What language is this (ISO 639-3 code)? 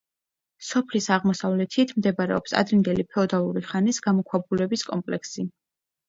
kat